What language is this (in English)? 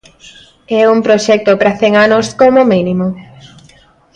Galician